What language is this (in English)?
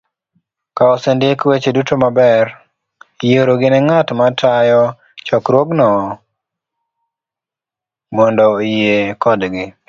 Luo (Kenya and Tanzania)